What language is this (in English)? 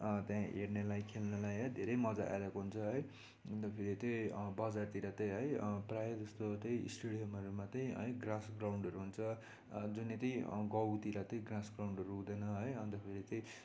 Nepali